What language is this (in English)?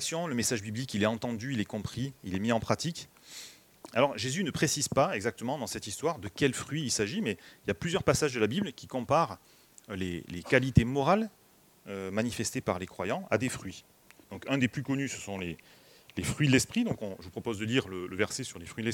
French